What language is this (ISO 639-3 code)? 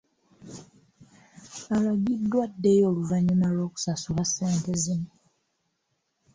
lug